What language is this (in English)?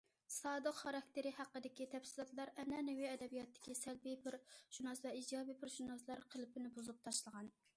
Uyghur